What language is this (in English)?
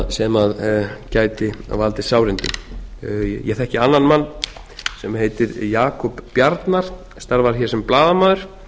Icelandic